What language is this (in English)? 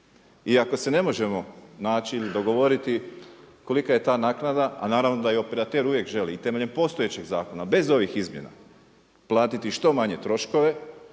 Croatian